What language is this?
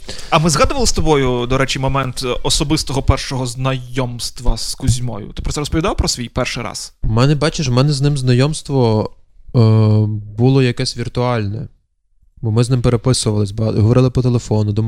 Ukrainian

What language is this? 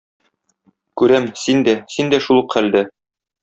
Tatar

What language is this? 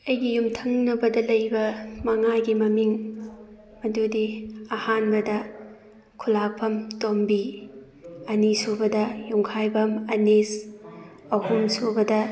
Manipuri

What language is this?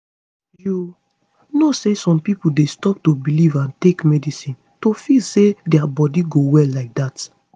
Nigerian Pidgin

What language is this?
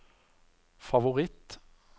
Norwegian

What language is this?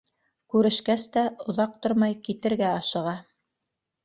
Bashkir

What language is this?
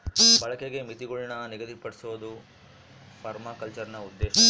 Kannada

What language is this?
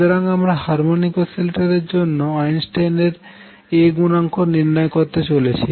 Bangla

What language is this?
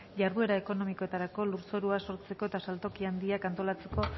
Basque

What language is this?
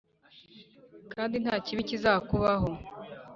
Kinyarwanda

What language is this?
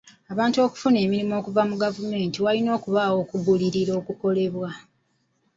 Ganda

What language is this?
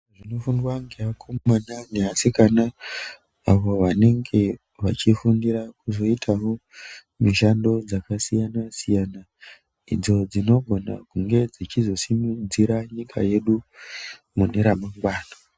Ndau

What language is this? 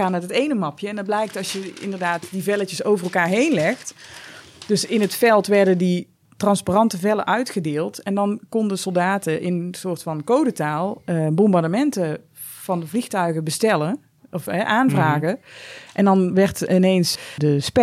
Dutch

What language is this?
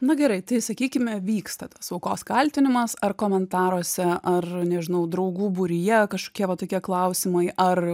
Lithuanian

